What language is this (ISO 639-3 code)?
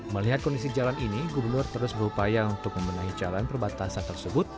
ind